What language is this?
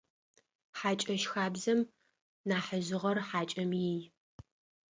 Adyghe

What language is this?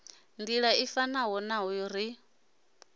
Venda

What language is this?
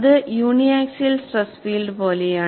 Malayalam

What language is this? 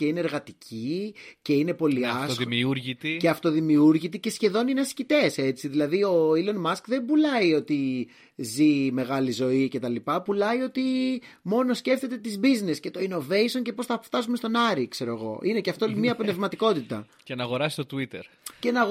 Greek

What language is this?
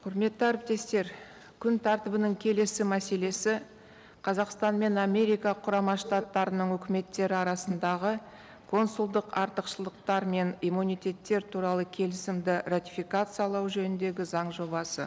Kazakh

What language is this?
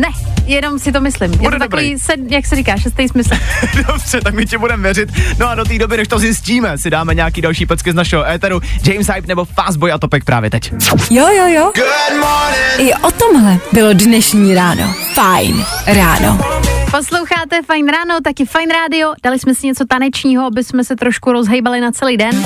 Czech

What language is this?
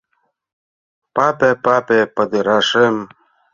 Mari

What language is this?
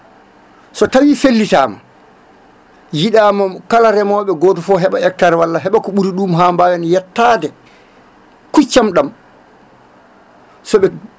Fula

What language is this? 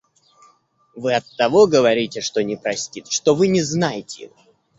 Russian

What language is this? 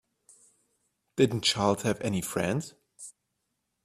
English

